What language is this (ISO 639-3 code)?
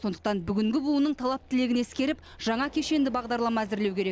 kaz